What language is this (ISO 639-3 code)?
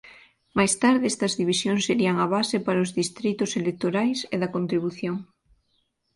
glg